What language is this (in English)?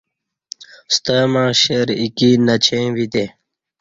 Kati